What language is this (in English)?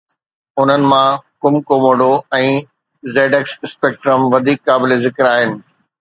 Sindhi